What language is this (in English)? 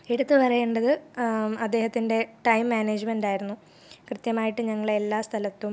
Malayalam